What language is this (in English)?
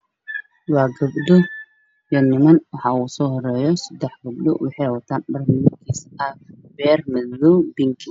Somali